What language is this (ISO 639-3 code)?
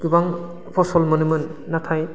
brx